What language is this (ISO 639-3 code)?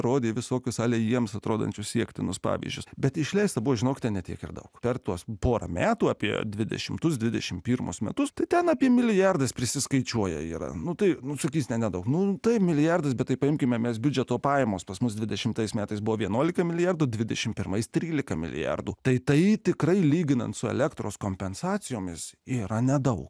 lit